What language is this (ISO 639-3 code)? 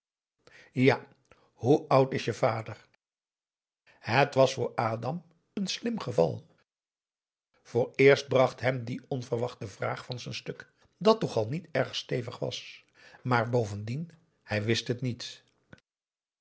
nld